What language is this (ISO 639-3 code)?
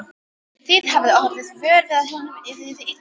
isl